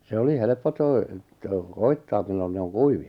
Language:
Finnish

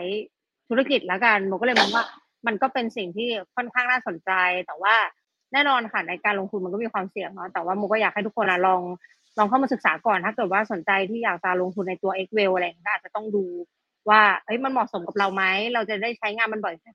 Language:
Thai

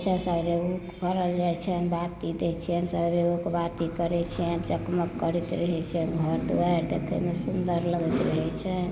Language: Maithili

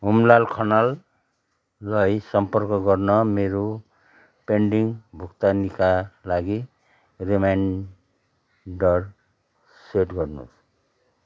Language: Nepali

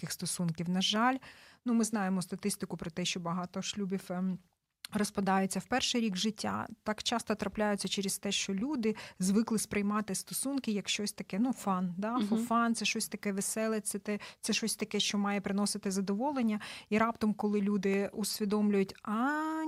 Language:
Ukrainian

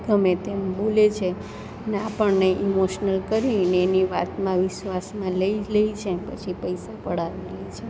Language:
Gujarati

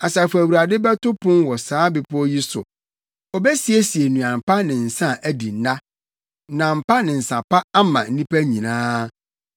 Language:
Akan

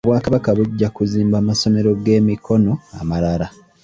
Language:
Ganda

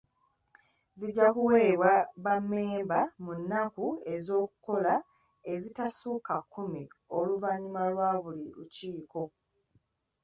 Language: Ganda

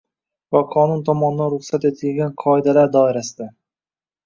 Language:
Uzbek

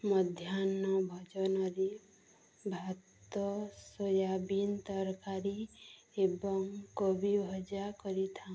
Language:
Odia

